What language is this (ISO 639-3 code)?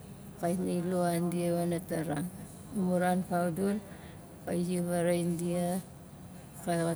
nal